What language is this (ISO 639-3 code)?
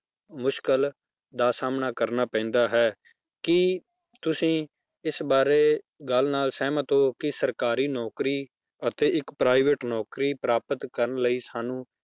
pan